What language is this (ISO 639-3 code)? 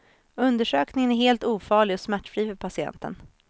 swe